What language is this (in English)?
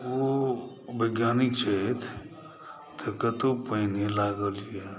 Maithili